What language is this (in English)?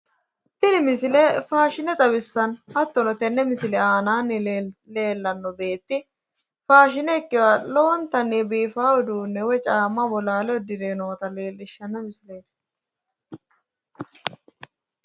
Sidamo